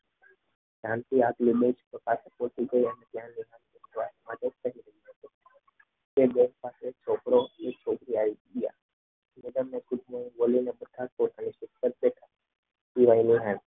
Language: Gujarati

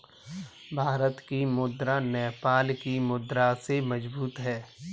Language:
Hindi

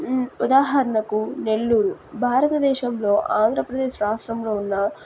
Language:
Telugu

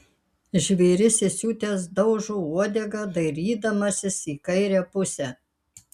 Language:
Lithuanian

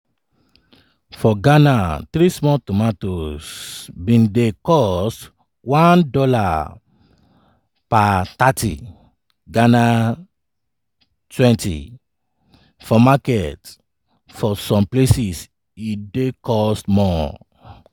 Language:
Nigerian Pidgin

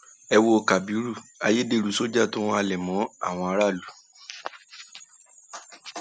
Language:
Yoruba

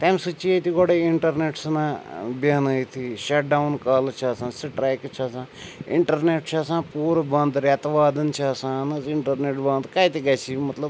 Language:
Kashmiri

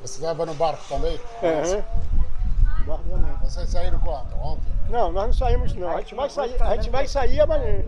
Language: Portuguese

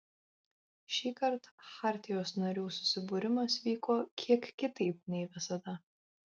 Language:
Lithuanian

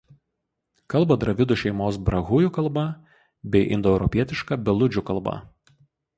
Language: Lithuanian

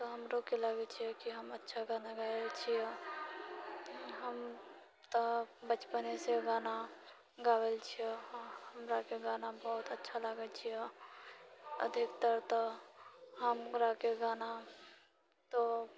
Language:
Maithili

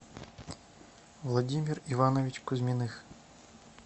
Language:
Russian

